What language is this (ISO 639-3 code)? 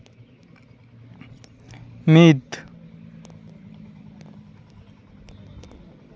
sat